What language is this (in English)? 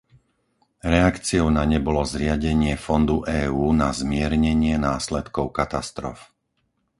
Slovak